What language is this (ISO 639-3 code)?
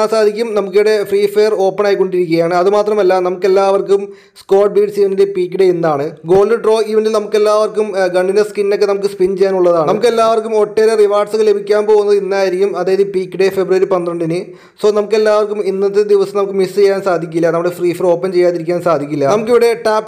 ron